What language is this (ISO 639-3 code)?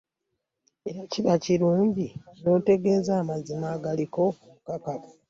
lug